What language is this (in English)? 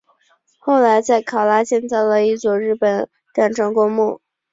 Chinese